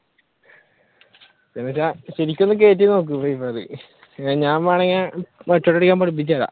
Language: Malayalam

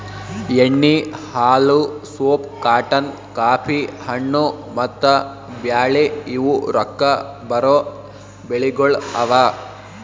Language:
Kannada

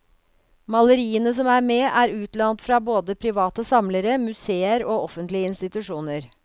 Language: Norwegian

